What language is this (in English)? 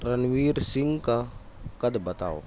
Urdu